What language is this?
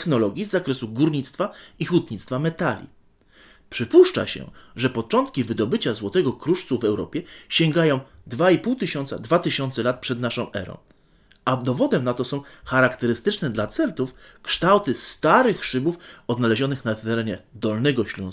Polish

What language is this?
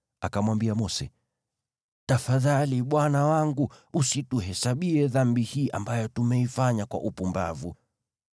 Swahili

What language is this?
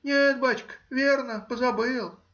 Russian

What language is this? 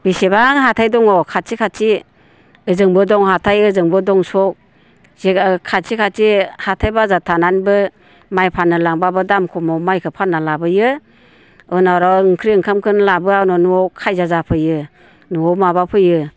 Bodo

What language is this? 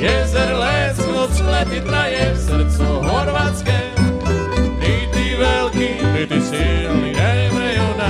Romanian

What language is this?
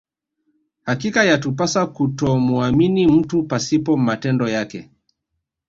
Swahili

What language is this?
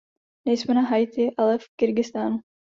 Czech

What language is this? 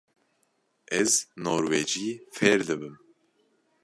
Kurdish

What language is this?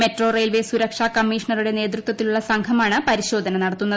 Malayalam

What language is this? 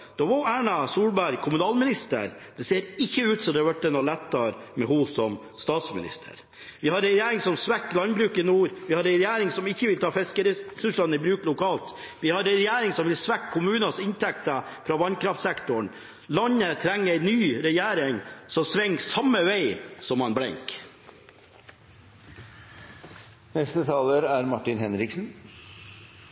Norwegian Bokmål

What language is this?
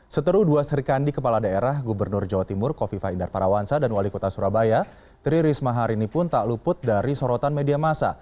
Indonesian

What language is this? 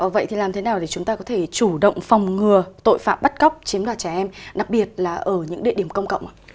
Vietnamese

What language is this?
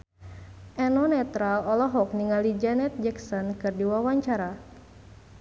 Sundanese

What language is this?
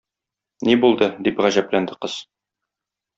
Tatar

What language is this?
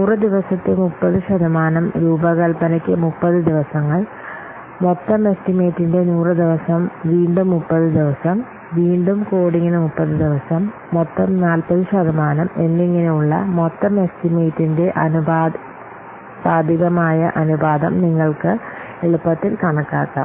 Malayalam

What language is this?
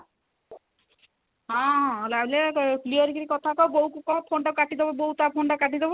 Odia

